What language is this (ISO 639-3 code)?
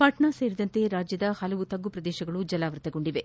kan